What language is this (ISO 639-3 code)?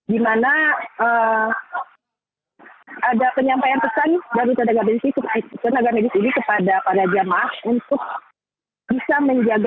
ind